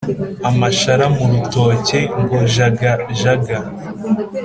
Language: Kinyarwanda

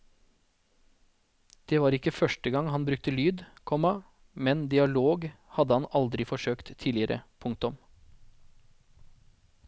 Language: Norwegian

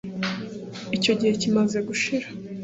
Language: Kinyarwanda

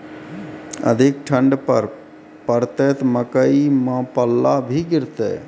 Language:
Maithili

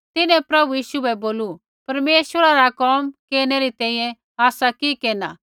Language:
Kullu Pahari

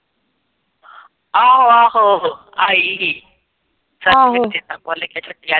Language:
Punjabi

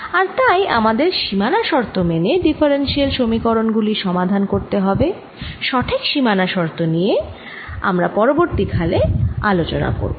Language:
Bangla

